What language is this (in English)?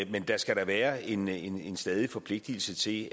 Danish